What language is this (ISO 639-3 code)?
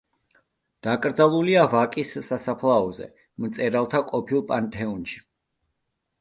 kat